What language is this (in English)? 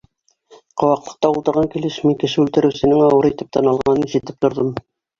Bashkir